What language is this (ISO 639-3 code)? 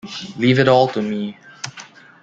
eng